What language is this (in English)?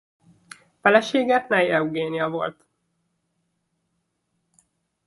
Hungarian